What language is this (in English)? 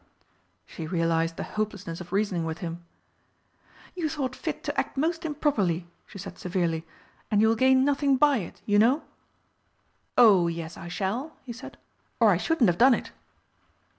English